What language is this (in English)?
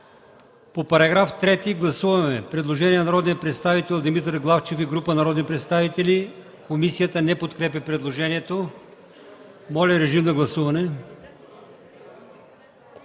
Bulgarian